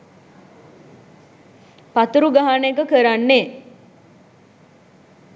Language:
Sinhala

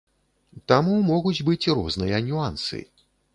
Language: Belarusian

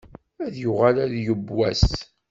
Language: Kabyle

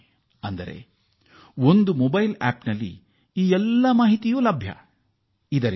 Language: Kannada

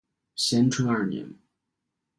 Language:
Chinese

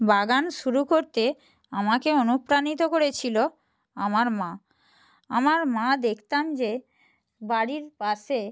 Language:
Bangla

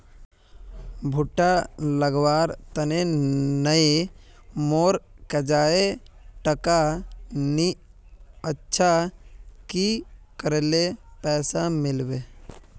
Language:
Magahi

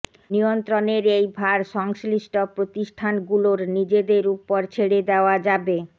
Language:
Bangla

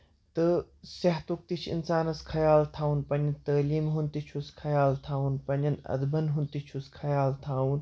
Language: Kashmiri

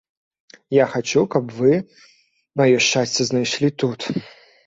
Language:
Belarusian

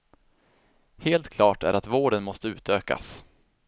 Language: Swedish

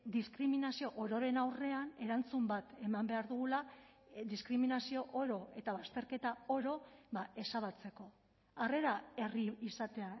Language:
Basque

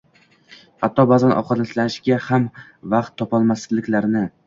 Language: Uzbek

